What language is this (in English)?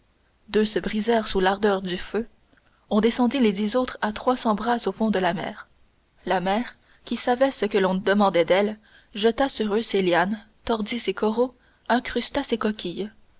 French